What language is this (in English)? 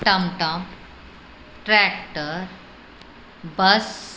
Sindhi